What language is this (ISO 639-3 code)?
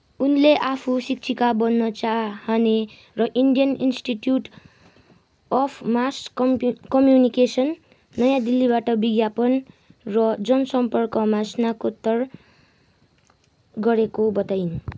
nep